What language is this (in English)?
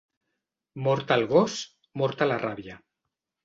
Catalan